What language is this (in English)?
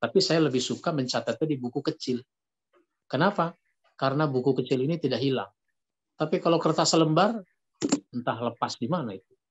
Indonesian